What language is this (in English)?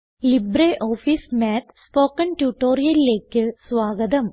Malayalam